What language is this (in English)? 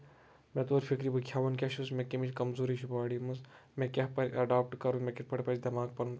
Kashmiri